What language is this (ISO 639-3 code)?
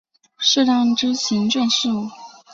zho